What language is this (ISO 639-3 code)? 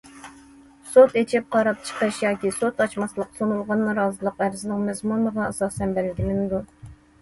uig